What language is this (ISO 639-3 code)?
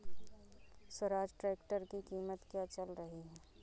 hin